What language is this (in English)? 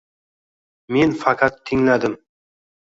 Uzbek